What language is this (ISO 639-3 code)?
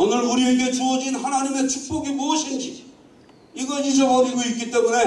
kor